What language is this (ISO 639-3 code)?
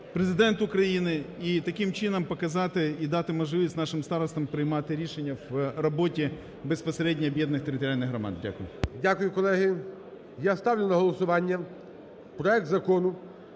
ukr